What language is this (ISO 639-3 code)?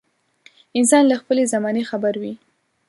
pus